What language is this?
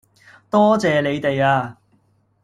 Cantonese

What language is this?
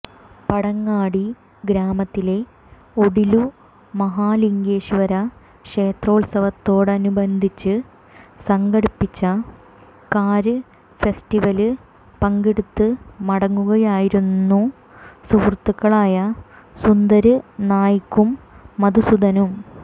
Malayalam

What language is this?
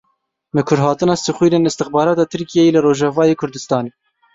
Kurdish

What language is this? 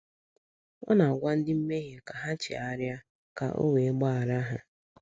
Igbo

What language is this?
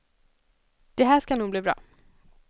Swedish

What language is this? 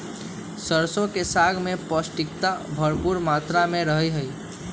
Magahi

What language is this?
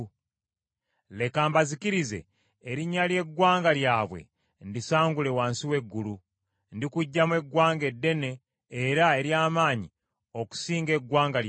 Ganda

